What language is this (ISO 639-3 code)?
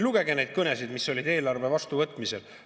est